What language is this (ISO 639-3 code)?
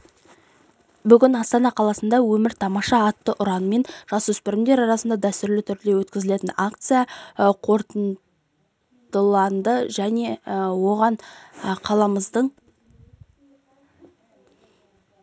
kaz